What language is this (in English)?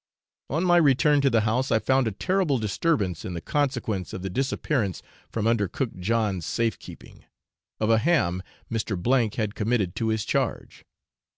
English